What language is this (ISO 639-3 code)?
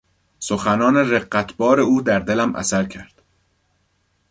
fas